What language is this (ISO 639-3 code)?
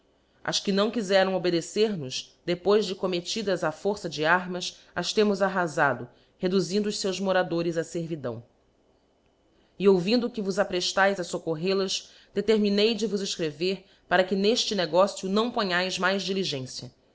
por